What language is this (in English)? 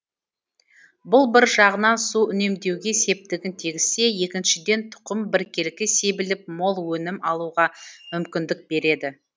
Kazakh